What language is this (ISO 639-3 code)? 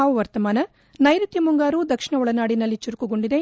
kan